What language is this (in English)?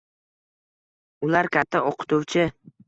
Uzbek